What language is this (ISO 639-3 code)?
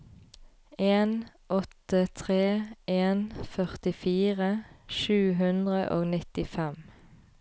nor